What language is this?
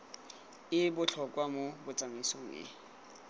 Tswana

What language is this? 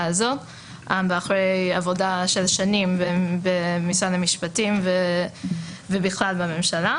Hebrew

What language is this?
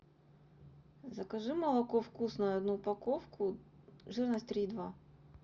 Russian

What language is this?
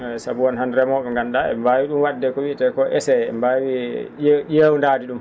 Fula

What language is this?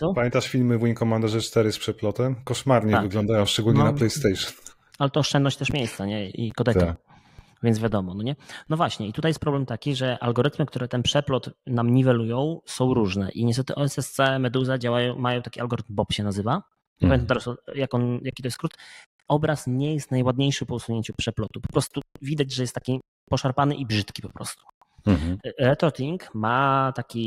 Polish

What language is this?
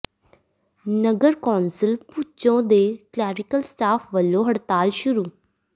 Punjabi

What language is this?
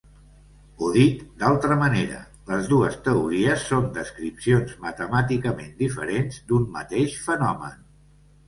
Catalan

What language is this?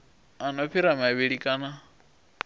Venda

